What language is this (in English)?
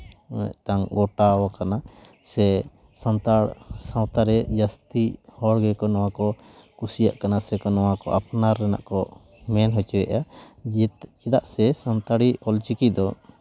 Santali